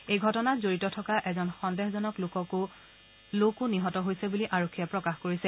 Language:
Assamese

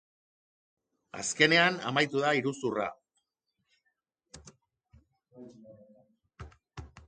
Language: Basque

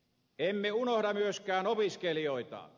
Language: Finnish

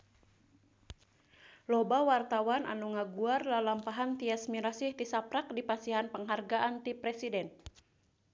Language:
Sundanese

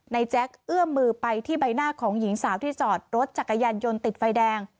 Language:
Thai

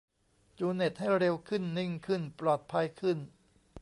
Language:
Thai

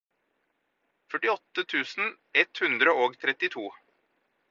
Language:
Norwegian Bokmål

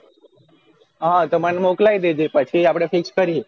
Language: Gujarati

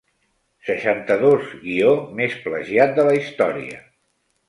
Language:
Catalan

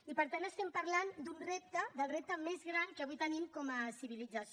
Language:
Catalan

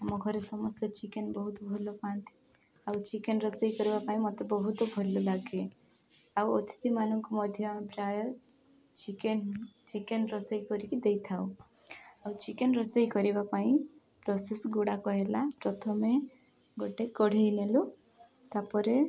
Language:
Odia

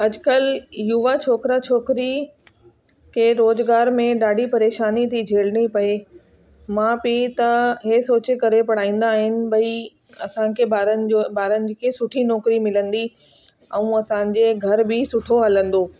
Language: Sindhi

